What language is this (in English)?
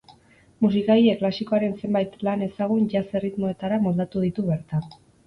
Basque